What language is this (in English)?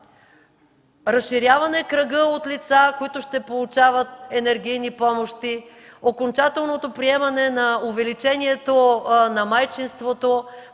Bulgarian